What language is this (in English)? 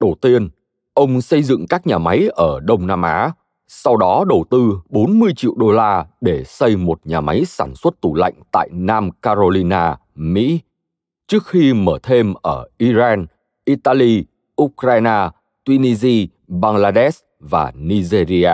Vietnamese